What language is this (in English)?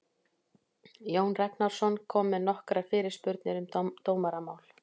Icelandic